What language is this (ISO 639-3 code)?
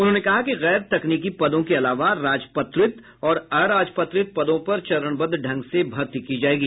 hin